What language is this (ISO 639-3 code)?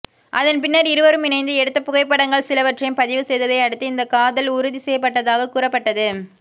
tam